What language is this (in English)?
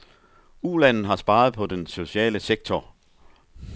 Danish